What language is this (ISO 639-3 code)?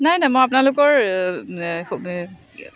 asm